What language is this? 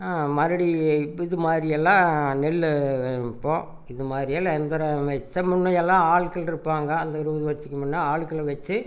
Tamil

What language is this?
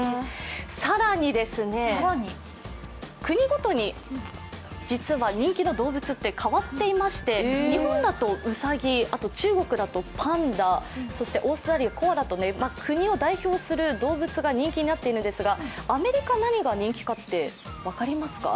Japanese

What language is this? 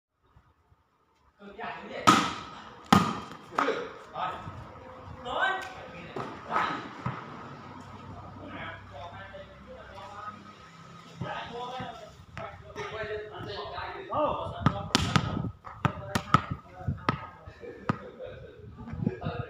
Thai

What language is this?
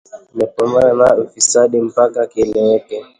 Swahili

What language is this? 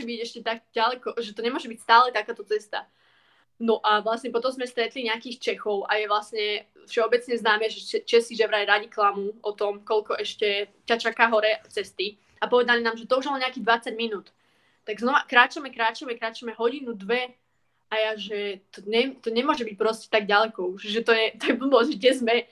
Slovak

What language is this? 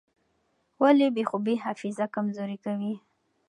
Pashto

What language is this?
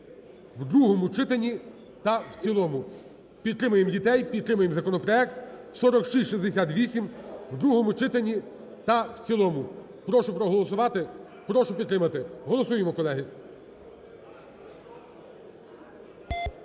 Ukrainian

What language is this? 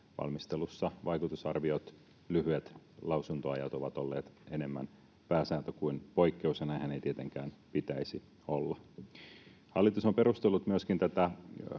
Finnish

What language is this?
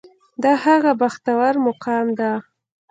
Pashto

